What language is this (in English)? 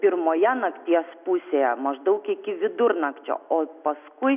Lithuanian